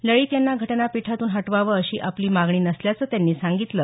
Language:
Marathi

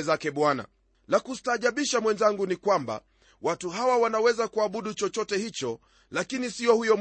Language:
Swahili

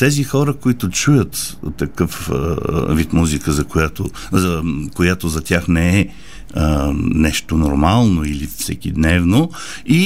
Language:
Bulgarian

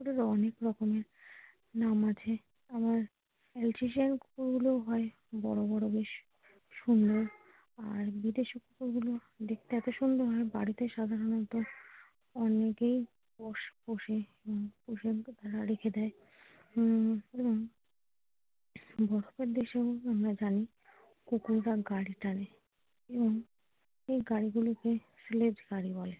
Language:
Bangla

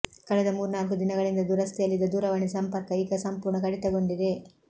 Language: Kannada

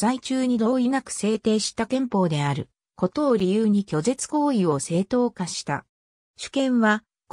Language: Japanese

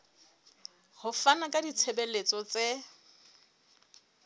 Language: Southern Sotho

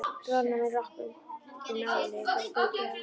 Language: Icelandic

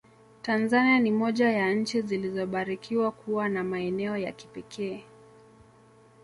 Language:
Swahili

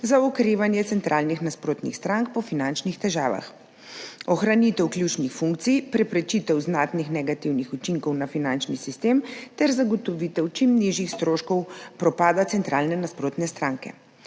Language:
Slovenian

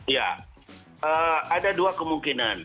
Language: Indonesian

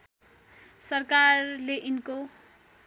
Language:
Nepali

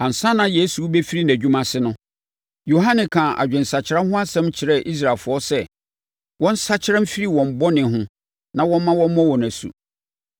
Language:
Akan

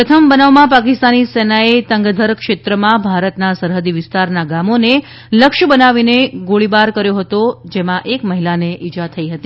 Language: Gujarati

